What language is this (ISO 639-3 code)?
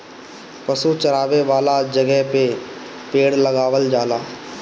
bho